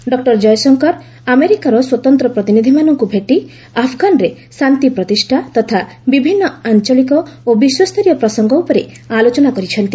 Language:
Odia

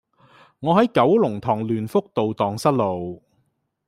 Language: Cantonese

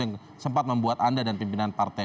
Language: Indonesian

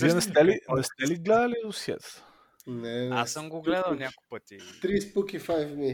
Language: Bulgarian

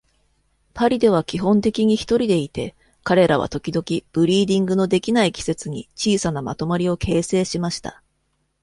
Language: Japanese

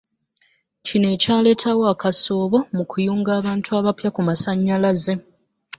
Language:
Ganda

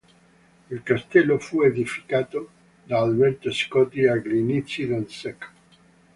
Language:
Italian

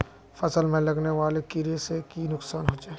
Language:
Magahi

